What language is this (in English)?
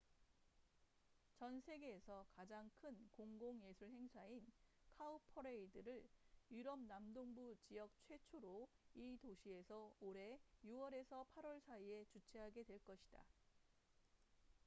Korean